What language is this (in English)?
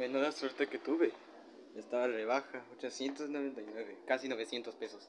Spanish